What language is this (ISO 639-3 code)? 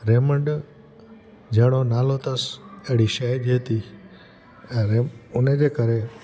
snd